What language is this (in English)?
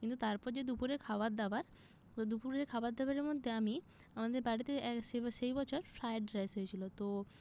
Bangla